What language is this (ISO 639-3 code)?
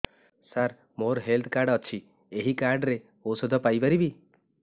ori